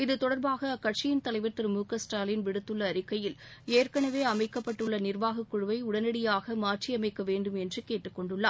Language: Tamil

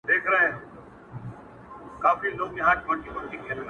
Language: Pashto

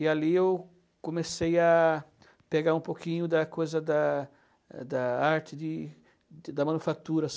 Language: Portuguese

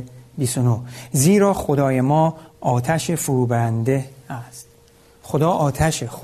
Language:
Persian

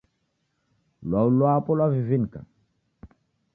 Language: Taita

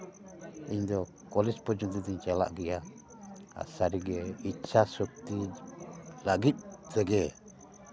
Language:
Santali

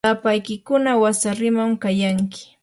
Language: Yanahuanca Pasco Quechua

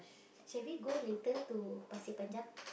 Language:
English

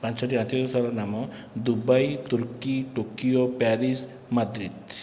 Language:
Odia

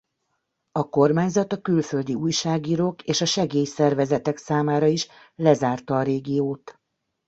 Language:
Hungarian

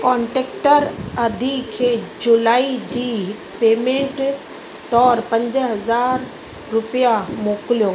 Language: Sindhi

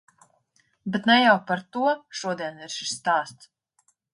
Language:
Latvian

